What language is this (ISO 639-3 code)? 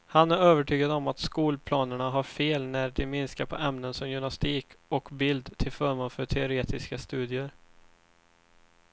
swe